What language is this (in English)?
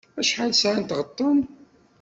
Kabyle